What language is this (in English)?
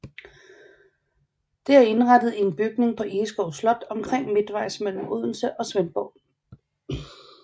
Danish